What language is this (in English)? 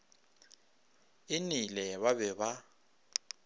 Northern Sotho